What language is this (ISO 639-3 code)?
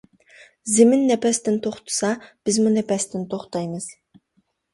uig